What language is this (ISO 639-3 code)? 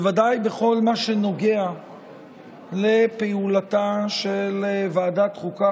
heb